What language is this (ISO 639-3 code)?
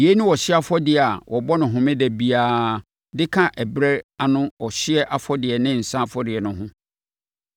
aka